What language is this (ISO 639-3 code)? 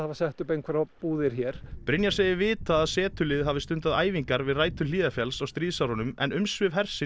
isl